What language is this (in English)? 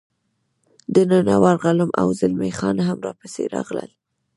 Pashto